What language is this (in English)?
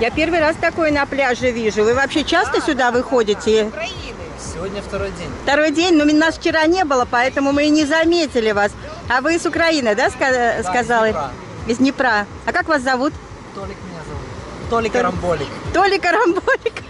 Russian